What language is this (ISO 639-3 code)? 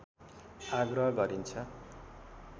nep